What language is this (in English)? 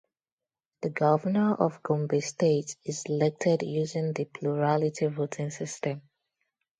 English